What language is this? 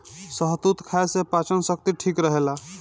Bhojpuri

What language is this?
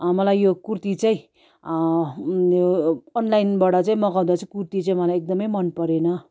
Nepali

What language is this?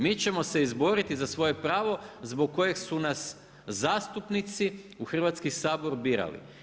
Croatian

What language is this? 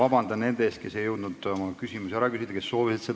Estonian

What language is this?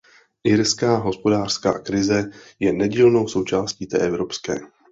Czech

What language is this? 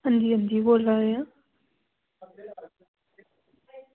Dogri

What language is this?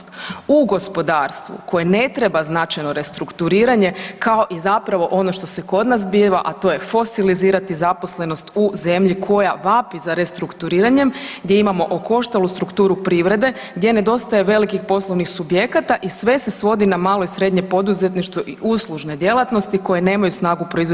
Croatian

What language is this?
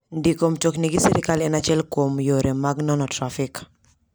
Luo (Kenya and Tanzania)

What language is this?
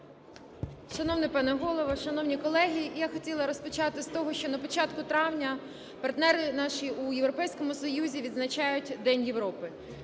Ukrainian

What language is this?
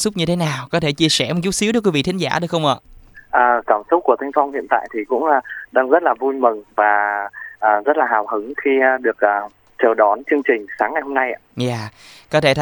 Vietnamese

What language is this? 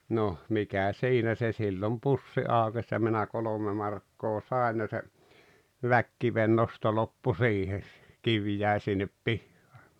Finnish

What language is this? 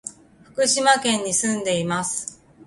Japanese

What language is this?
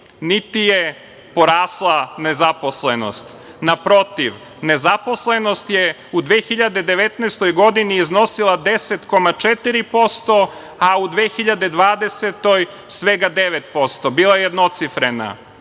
Serbian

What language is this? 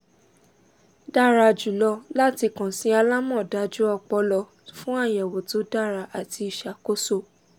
Yoruba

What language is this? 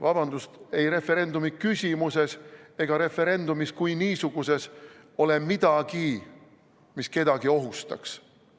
Estonian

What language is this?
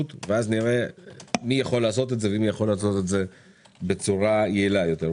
Hebrew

